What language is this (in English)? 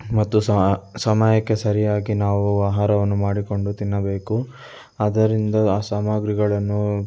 Kannada